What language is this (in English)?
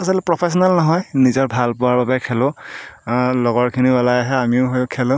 Assamese